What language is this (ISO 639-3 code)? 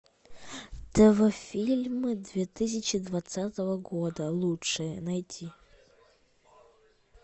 rus